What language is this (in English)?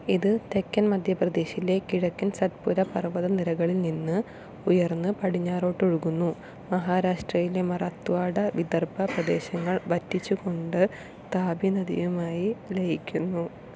Malayalam